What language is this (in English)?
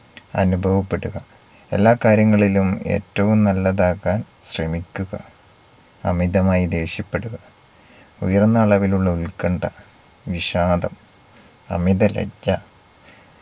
Malayalam